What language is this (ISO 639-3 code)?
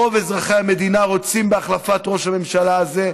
heb